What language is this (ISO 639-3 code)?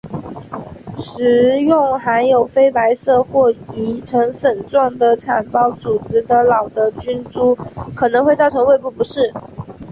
zho